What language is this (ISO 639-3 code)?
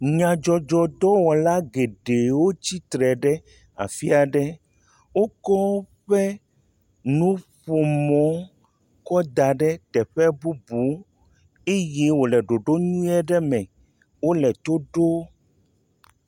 ewe